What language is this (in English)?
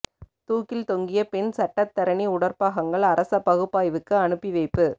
Tamil